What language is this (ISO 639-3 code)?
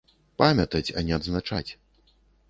bel